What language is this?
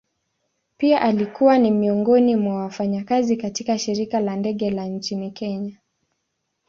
Swahili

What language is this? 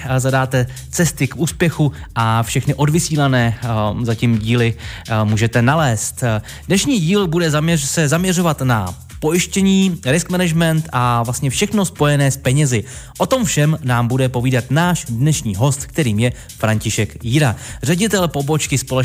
Czech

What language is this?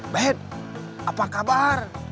Indonesian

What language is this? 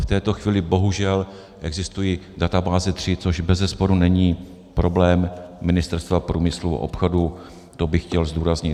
Czech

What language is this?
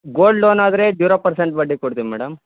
Kannada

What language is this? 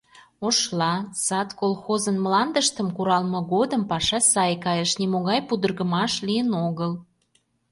Mari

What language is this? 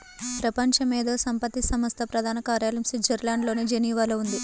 Telugu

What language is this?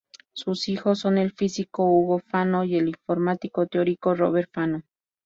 Spanish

